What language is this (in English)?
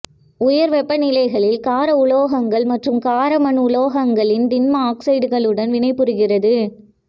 Tamil